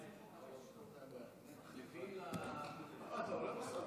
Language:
Hebrew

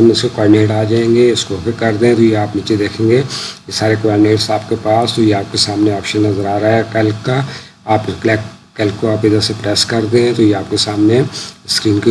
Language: Urdu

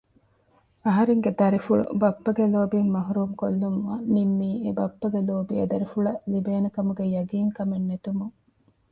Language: Divehi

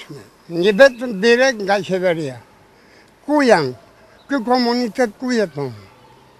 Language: Romanian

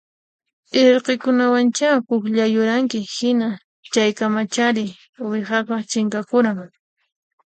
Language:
Puno Quechua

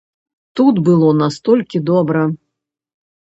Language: Belarusian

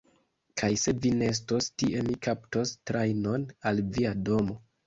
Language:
Esperanto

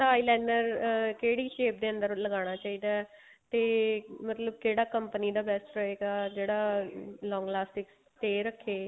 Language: Punjabi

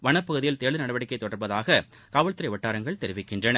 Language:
Tamil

